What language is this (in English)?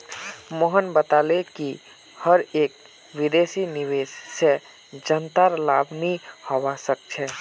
Magahi